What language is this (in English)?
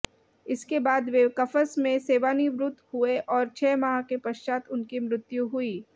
Hindi